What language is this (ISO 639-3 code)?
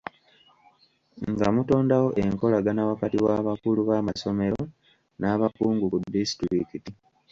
lug